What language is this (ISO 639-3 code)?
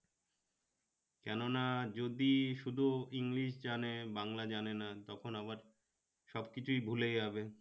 ben